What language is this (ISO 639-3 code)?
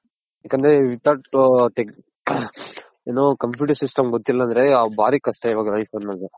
kan